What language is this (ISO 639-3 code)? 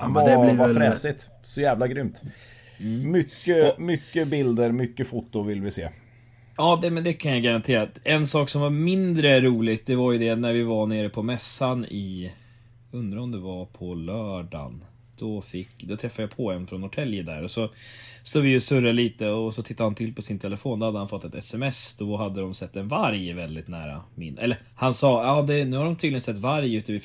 swe